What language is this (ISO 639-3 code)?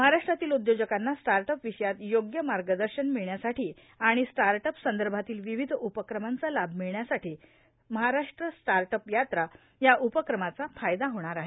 mar